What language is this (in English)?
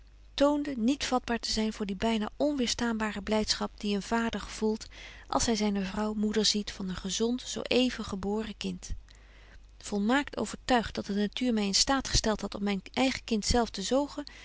Dutch